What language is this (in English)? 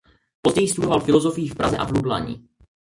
Czech